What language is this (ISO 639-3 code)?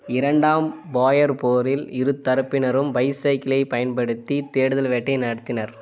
tam